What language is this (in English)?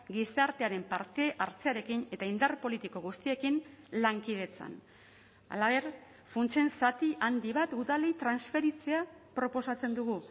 Basque